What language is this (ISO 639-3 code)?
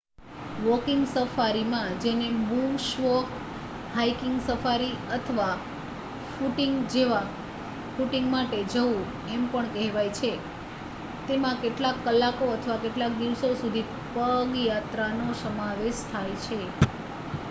guj